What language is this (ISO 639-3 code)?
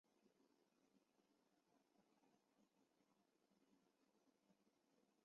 zho